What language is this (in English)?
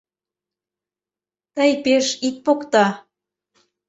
Mari